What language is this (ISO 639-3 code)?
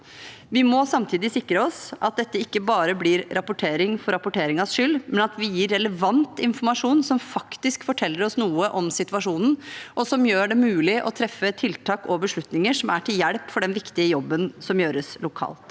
nor